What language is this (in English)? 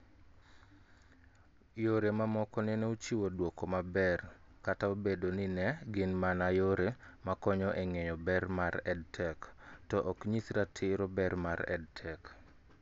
Luo (Kenya and Tanzania)